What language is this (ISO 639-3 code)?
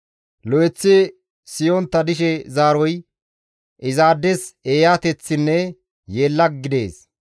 gmv